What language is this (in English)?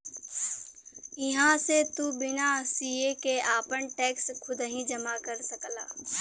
Bhojpuri